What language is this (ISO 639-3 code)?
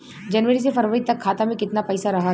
bho